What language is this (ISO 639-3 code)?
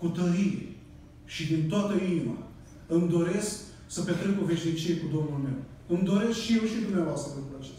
ron